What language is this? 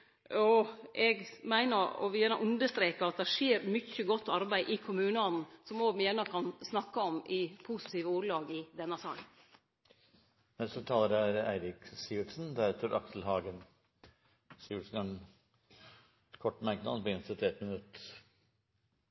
Norwegian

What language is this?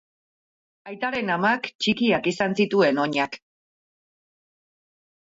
Basque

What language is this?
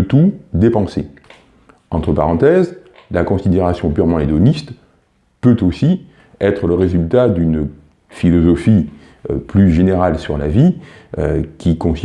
French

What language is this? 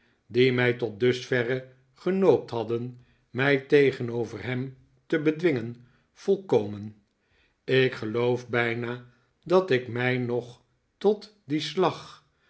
Dutch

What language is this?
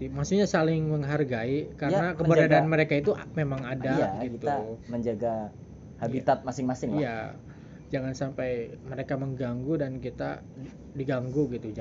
Indonesian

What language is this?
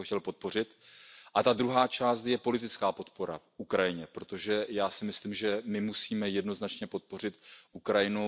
Czech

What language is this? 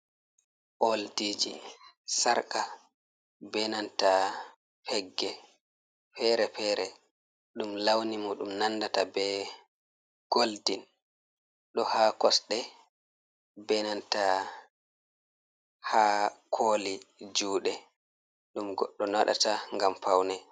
Fula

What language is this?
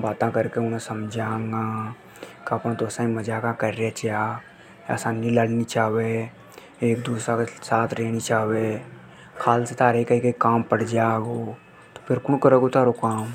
Hadothi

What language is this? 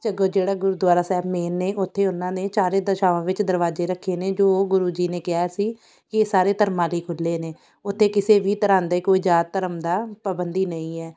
Punjabi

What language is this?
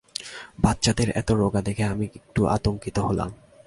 Bangla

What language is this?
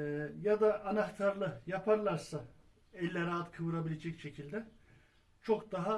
Turkish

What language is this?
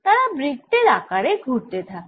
Bangla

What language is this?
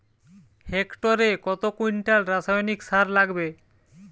Bangla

